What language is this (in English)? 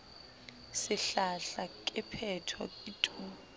Southern Sotho